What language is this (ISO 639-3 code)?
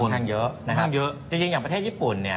tha